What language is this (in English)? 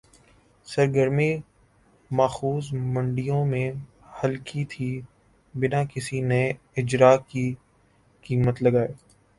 Urdu